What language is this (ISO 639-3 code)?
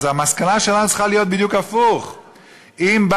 heb